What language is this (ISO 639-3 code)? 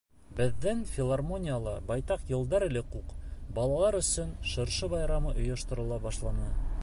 bak